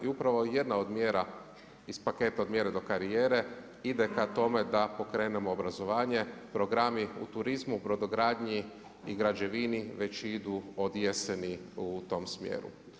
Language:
Croatian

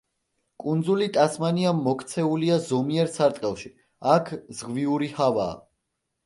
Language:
Georgian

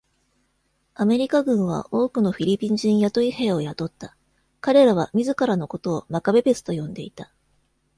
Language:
Japanese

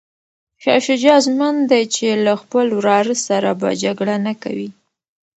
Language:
Pashto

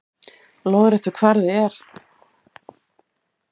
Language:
Icelandic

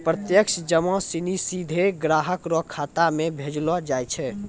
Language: Maithili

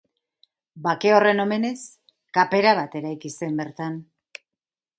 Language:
Basque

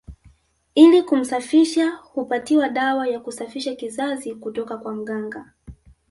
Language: Swahili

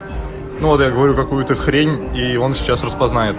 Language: Russian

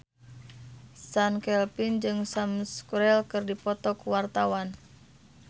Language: Sundanese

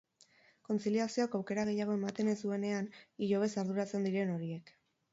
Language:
Basque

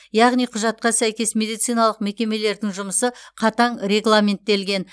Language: Kazakh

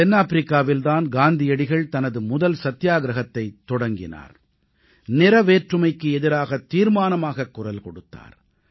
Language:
Tamil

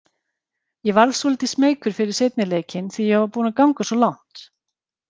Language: Icelandic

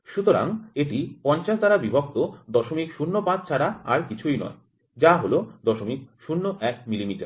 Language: Bangla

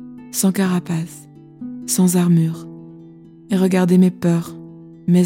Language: French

